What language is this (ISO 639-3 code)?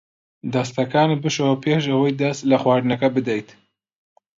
ckb